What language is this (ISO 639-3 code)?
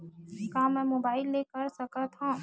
hne